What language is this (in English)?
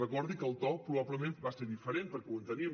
Catalan